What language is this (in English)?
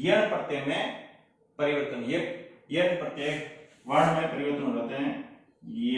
Hindi